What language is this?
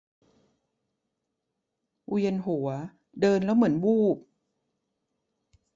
Thai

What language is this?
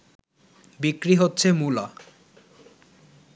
Bangla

